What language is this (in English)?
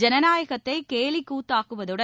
Tamil